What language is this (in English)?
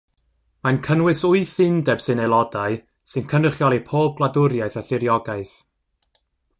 Welsh